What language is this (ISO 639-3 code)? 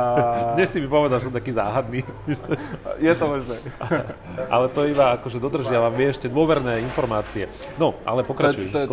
slk